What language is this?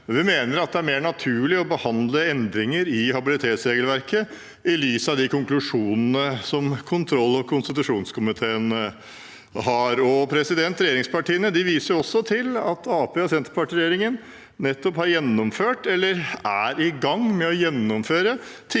Norwegian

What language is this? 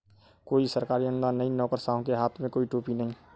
Hindi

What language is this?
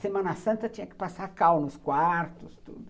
Portuguese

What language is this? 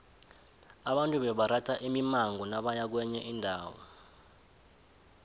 South Ndebele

